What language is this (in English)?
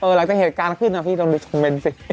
Thai